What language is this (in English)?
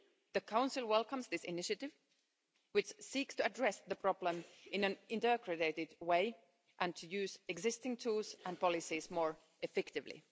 English